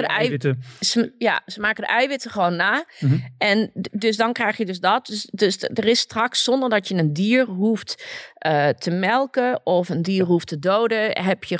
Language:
Dutch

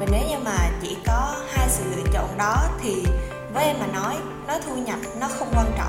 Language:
Vietnamese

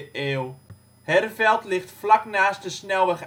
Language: Dutch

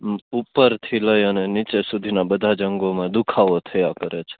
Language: Gujarati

